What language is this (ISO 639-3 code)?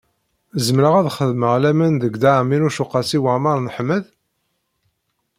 kab